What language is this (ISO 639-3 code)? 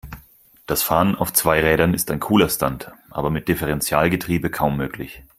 deu